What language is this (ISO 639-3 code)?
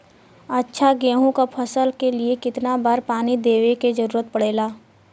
bho